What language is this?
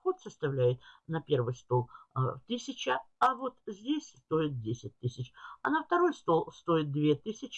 Russian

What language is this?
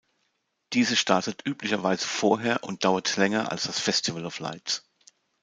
German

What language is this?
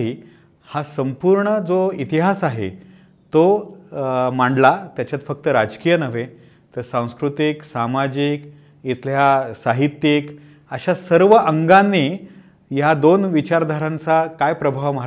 Marathi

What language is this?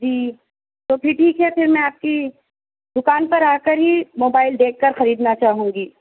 Urdu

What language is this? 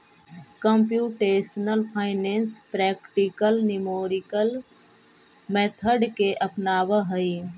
Magahi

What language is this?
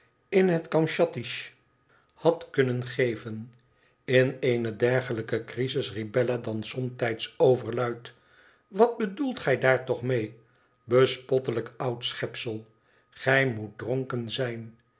Dutch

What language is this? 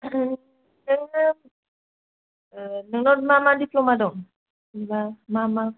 Bodo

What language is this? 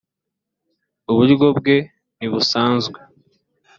Kinyarwanda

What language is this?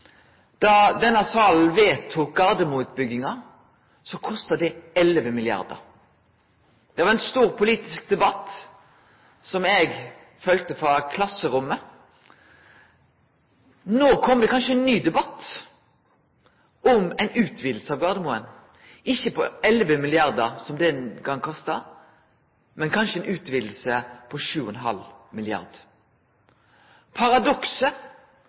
Norwegian Nynorsk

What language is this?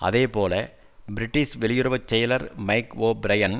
Tamil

